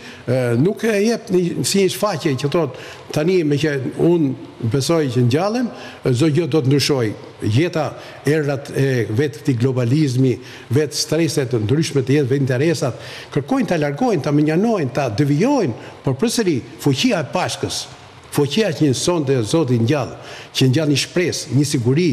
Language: Romanian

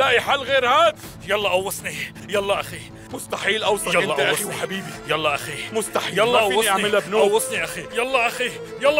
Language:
Arabic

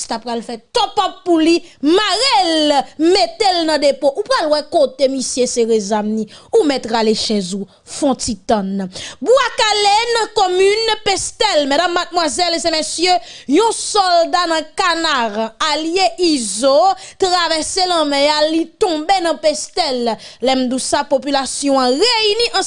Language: French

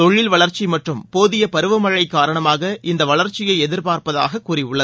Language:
Tamil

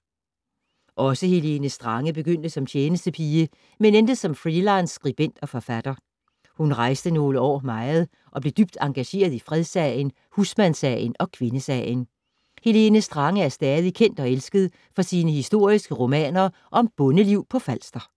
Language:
Danish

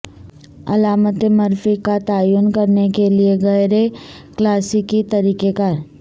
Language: Urdu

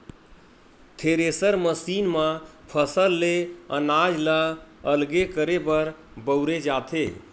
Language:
Chhattisgarhi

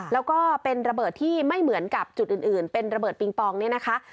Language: Thai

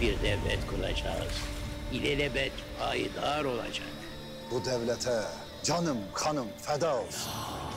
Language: Turkish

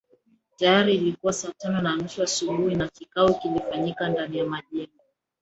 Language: Swahili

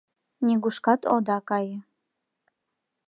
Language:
Mari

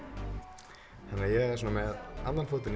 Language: Icelandic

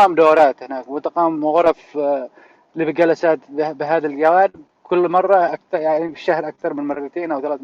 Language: Arabic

